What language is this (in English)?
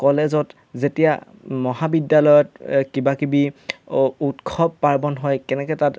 Assamese